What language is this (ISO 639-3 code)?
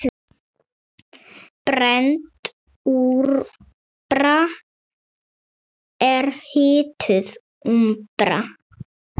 isl